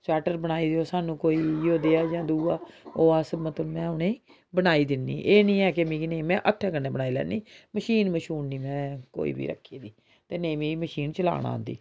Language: Dogri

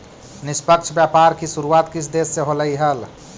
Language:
Magahi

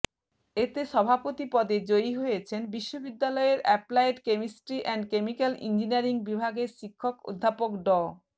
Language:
Bangla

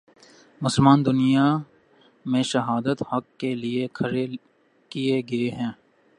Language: Urdu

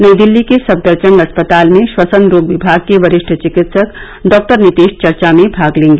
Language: Hindi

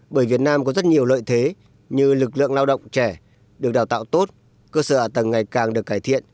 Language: Vietnamese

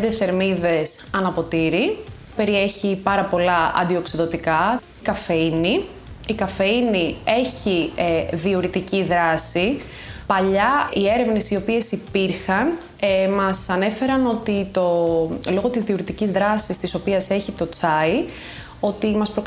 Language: Greek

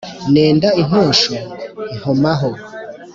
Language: Kinyarwanda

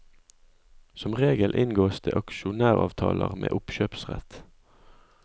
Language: Norwegian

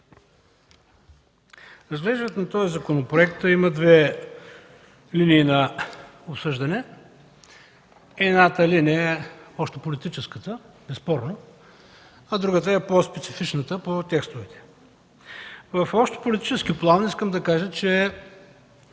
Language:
Bulgarian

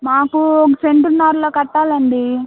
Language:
Telugu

